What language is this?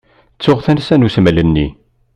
Kabyle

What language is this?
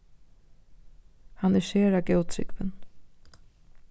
Faroese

